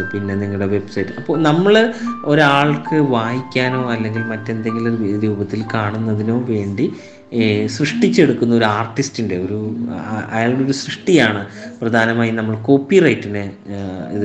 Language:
Malayalam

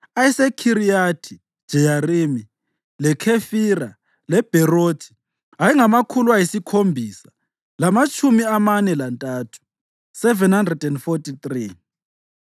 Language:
North Ndebele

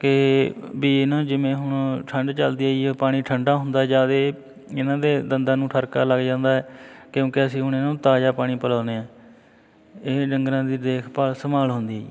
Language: Punjabi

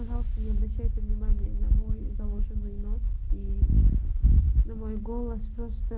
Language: Russian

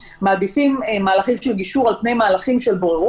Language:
Hebrew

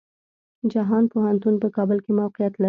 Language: Pashto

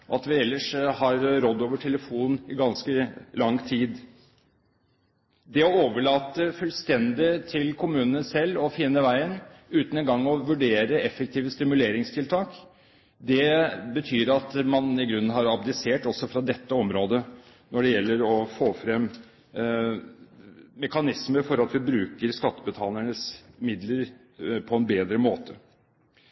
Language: Norwegian Bokmål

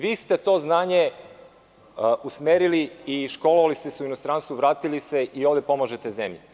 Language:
Serbian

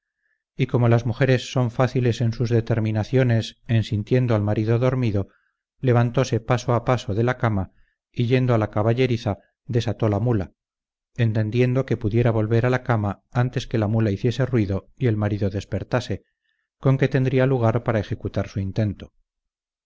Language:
Spanish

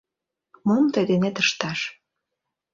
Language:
Mari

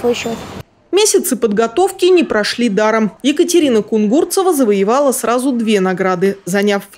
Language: Russian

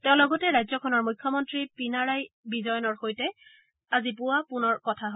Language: Assamese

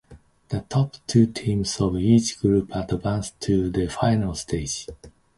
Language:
English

